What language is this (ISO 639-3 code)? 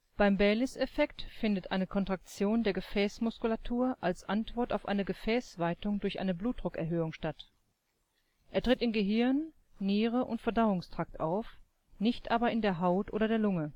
deu